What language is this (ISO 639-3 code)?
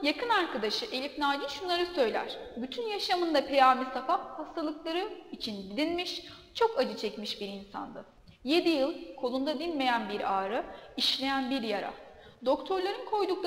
tur